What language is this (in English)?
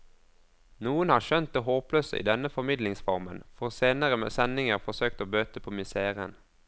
Norwegian